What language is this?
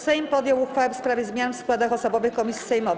Polish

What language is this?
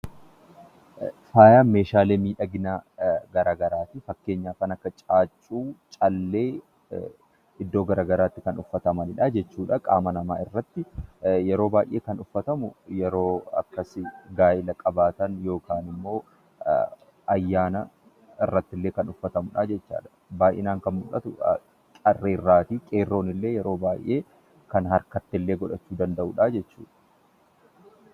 Oromo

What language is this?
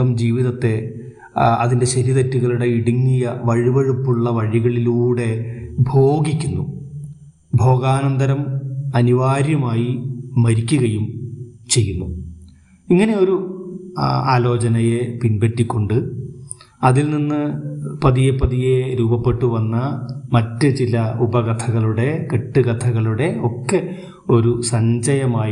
Malayalam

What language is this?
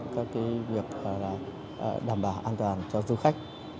Vietnamese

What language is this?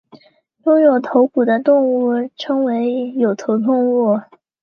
Chinese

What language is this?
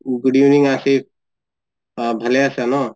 Assamese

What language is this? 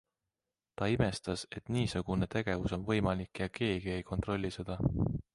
Estonian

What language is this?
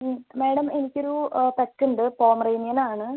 Malayalam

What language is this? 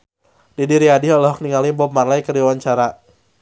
Sundanese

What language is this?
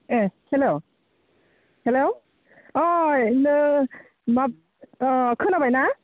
Bodo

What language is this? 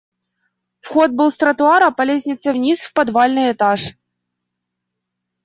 Russian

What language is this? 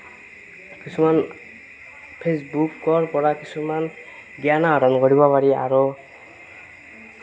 Assamese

